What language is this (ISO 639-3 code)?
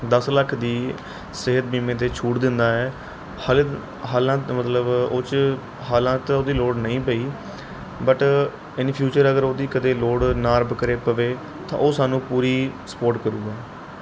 pan